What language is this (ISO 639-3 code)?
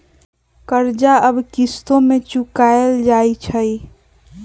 mag